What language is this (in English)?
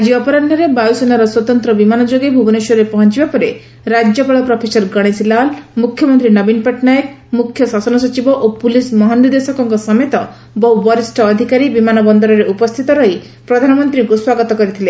Odia